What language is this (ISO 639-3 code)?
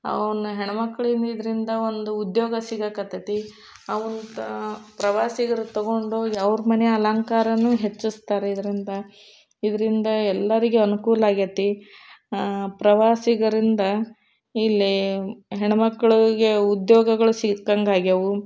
kan